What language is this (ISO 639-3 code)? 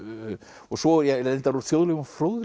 isl